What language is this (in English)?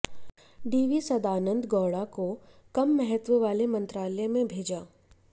Hindi